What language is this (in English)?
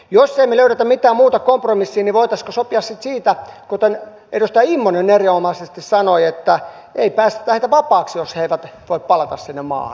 Finnish